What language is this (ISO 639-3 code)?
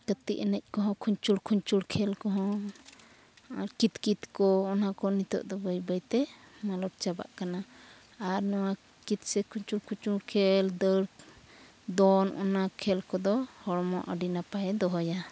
sat